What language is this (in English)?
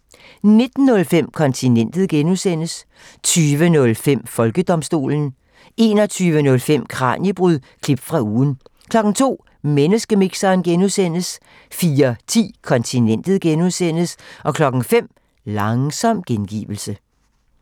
Danish